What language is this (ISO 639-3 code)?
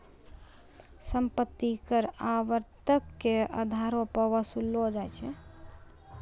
mai